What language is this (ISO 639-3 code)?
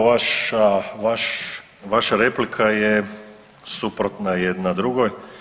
hrv